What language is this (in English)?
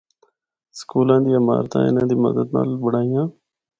Northern Hindko